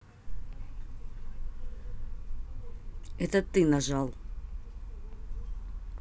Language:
Russian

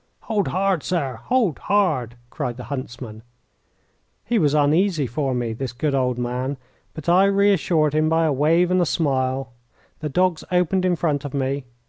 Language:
English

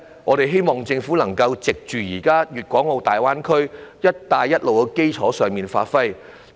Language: Cantonese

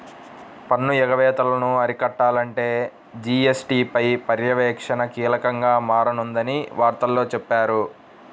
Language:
Telugu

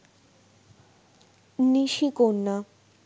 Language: Bangla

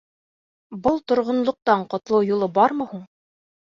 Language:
Bashkir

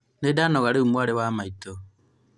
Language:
Kikuyu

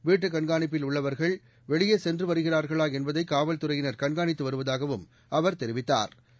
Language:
Tamil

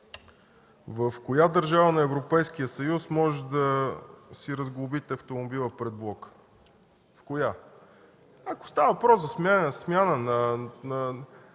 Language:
Bulgarian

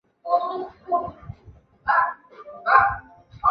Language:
Chinese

